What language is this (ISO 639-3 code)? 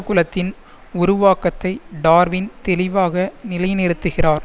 tam